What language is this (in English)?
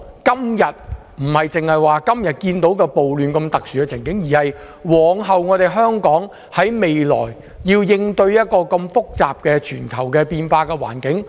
Cantonese